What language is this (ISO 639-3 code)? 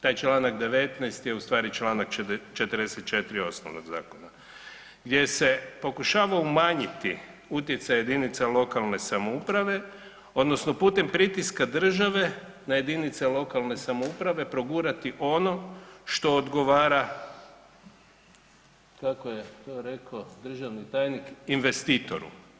hrv